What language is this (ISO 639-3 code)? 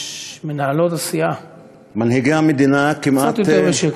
heb